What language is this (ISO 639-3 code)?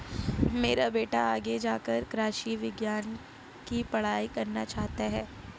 hin